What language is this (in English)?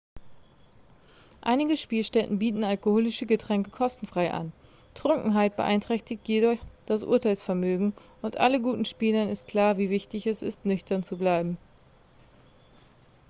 German